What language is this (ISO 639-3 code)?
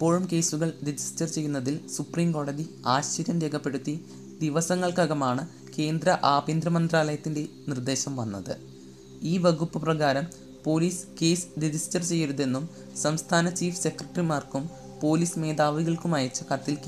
mal